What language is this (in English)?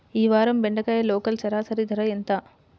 Telugu